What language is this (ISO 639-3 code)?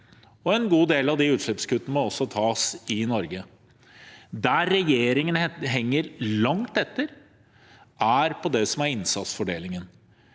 nor